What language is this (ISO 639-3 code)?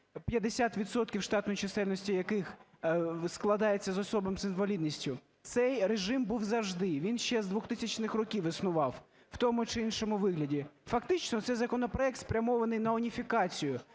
ukr